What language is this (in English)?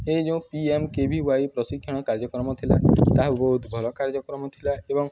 Odia